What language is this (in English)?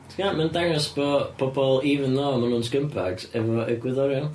Welsh